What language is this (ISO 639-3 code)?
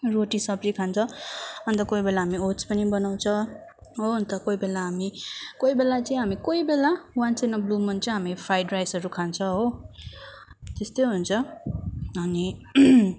nep